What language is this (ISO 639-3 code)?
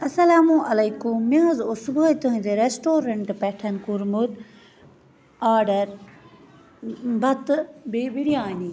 kas